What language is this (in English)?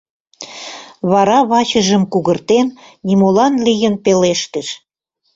Mari